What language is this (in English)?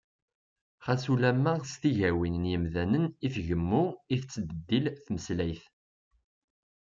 Kabyle